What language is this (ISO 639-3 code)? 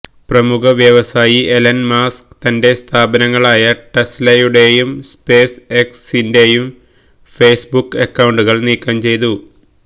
mal